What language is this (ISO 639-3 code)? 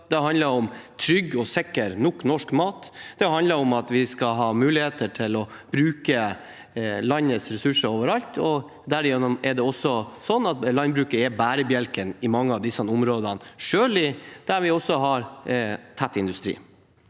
nor